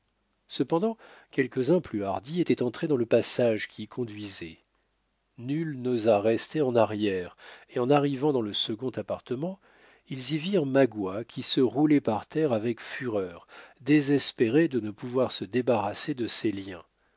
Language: French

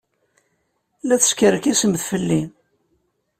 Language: Kabyle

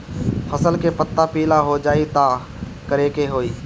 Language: Bhojpuri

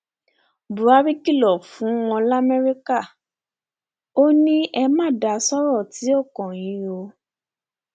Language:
Yoruba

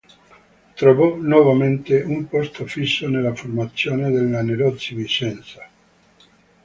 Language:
Italian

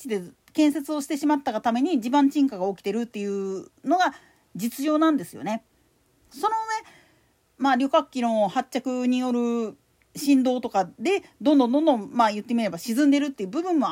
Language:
Japanese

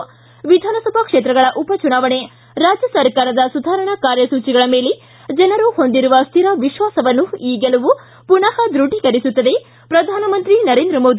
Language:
Kannada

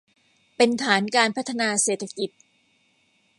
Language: Thai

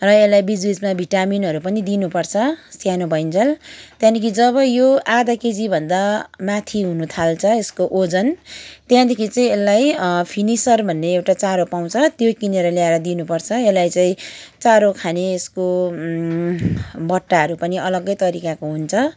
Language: Nepali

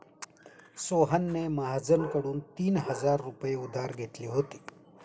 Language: Marathi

